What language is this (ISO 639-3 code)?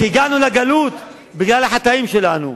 heb